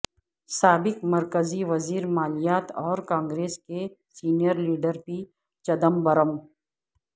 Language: Urdu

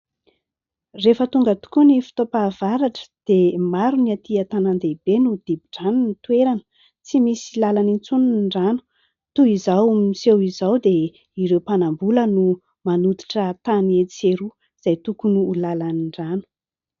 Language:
Malagasy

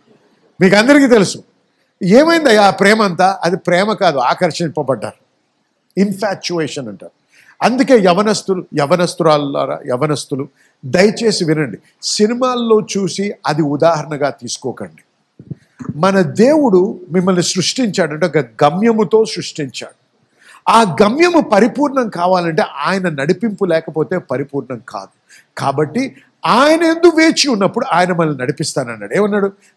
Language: Telugu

